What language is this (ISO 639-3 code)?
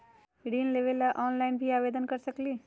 mag